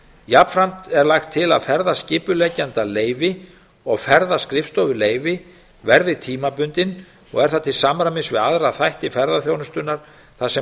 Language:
Icelandic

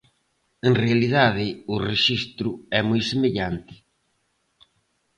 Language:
Galician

